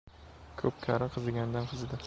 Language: Uzbek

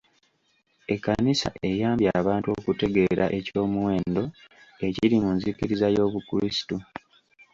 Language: Ganda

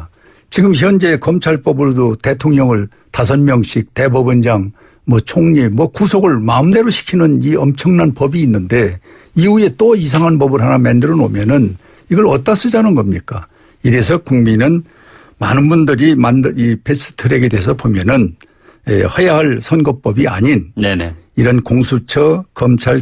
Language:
Korean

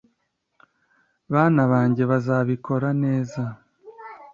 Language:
Kinyarwanda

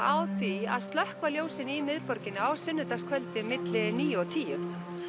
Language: Icelandic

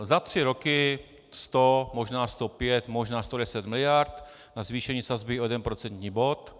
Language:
Czech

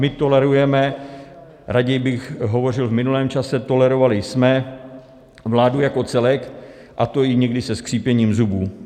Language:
Czech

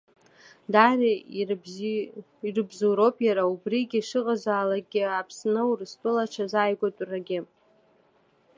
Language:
Abkhazian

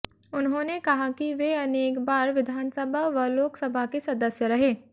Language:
Hindi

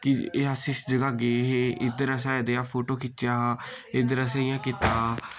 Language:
Dogri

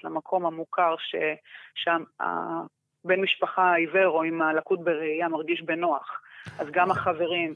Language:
Hebrew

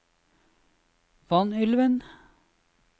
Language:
Norwegian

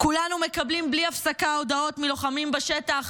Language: Hebrew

